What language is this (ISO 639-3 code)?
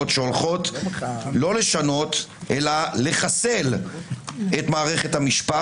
heb